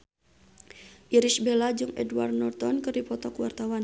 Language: Sundanese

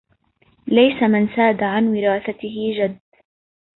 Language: Arabic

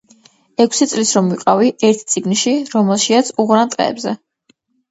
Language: Georgian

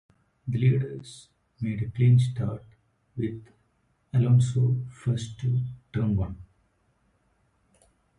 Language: English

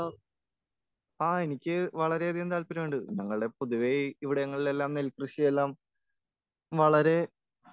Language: Malayalam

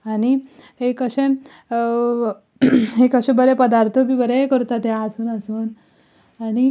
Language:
Konkani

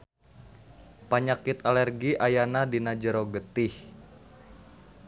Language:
Sundanese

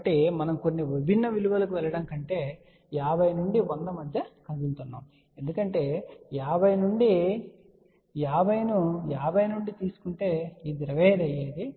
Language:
Telugu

